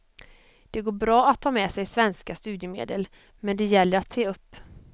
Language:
Swedish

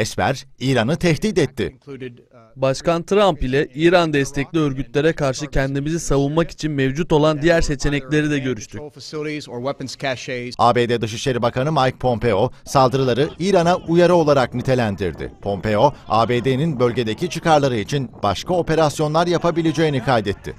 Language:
Turkish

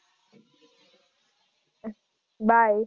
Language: Gujarati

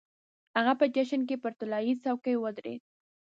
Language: Pashto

